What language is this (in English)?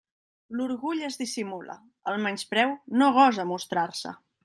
Catalan